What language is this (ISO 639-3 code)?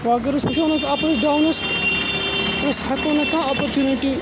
kas